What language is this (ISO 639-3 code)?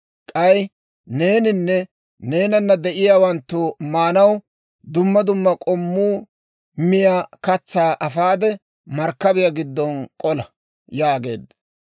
dwr